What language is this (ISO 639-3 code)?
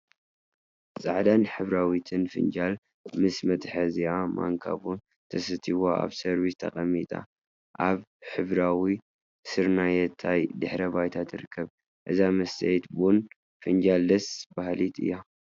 tir